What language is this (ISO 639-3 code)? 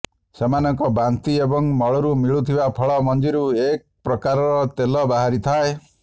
ori